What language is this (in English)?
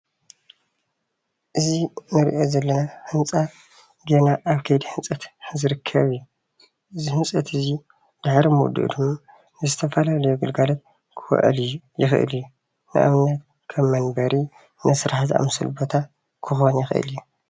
Tigrinya